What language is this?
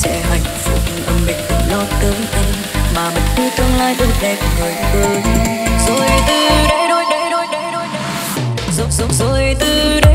Vietnamese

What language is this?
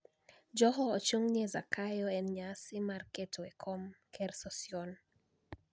Luo (Kenya and Tanzania)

